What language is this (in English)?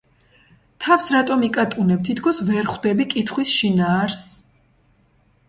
Georgian